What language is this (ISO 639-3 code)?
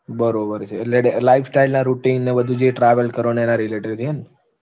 guj